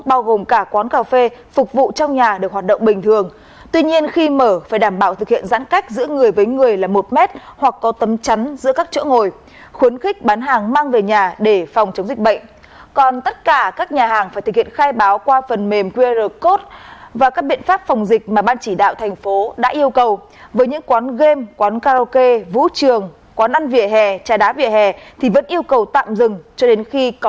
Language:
Vietnamese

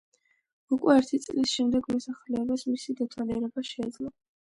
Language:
Georgian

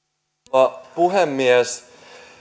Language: Finnish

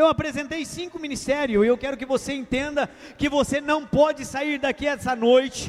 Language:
Portuguese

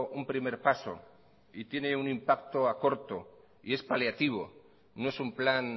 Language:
Spanish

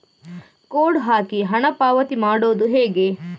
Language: Kannada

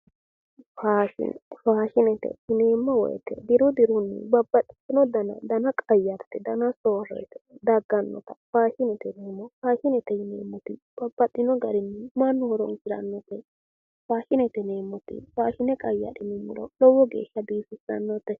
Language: Sidamo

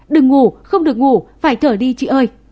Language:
Vietnamese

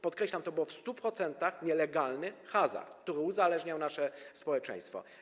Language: Polish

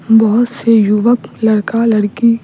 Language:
Hindi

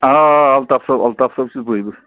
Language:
Kashmiri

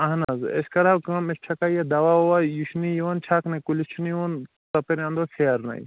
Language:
Kashmiri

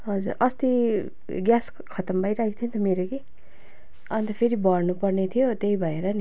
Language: Nepali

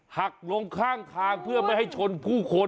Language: Thai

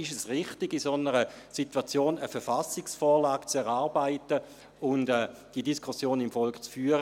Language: Swiss German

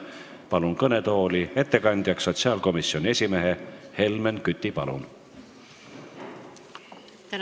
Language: Estonian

